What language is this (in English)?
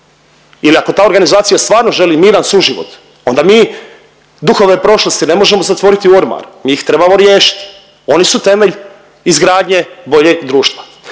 Croatian